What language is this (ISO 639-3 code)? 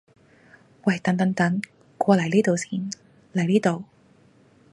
yue